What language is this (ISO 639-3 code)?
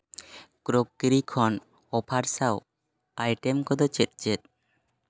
sat